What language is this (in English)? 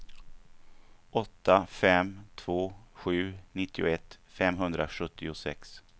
Swedish